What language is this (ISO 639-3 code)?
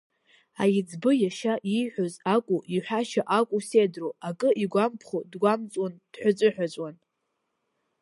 abk